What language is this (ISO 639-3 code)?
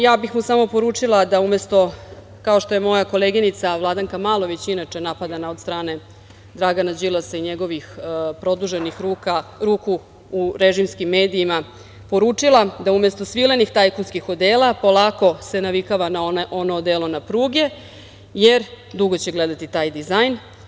srp